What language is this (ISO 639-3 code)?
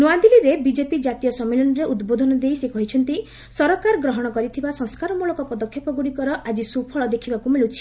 ori